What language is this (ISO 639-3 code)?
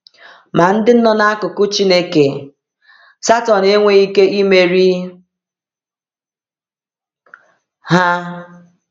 ibo